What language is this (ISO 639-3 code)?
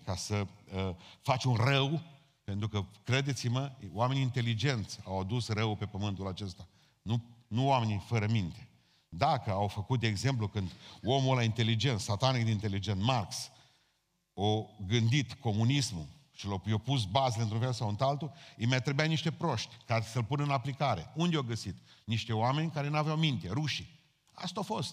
ron